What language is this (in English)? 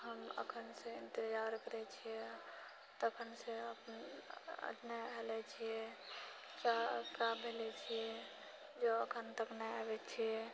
Maithili